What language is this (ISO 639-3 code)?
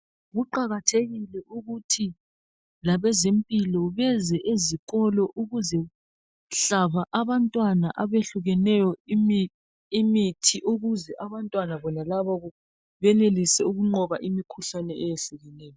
nde